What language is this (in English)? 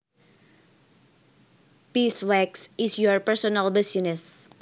Javanese